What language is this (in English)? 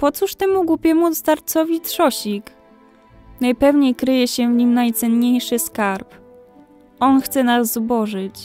Polish